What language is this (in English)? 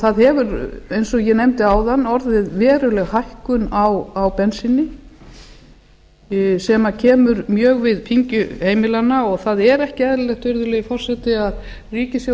Icelandic